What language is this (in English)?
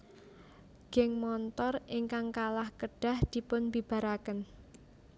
Javanese